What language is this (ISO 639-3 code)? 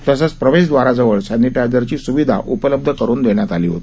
mar